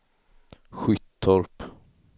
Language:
Swedish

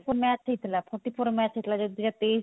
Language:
Odia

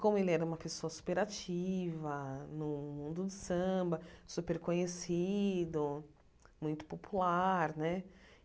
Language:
Portuguese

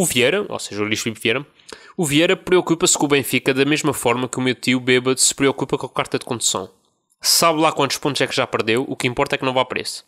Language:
Portuguese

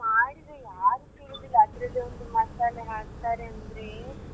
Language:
Kannada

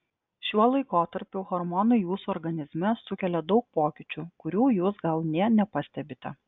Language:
Lithuanian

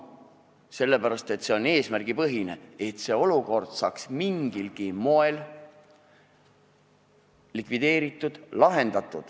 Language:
Estonian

